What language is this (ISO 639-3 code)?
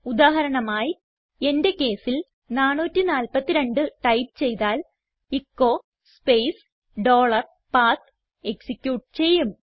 mal